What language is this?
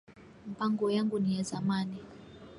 Swahili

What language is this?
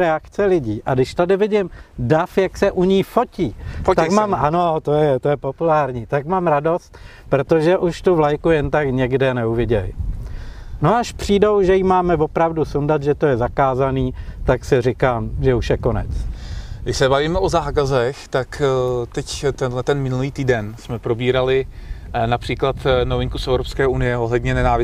Czech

